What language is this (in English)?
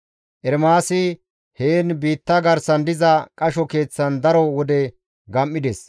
Gamo